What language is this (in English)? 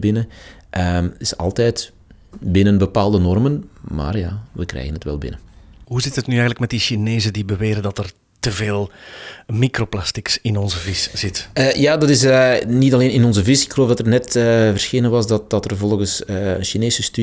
Dutch